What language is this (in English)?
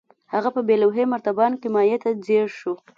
Pashto